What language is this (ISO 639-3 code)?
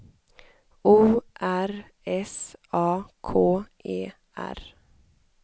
swe